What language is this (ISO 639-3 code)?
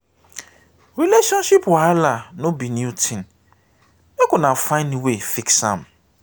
pcm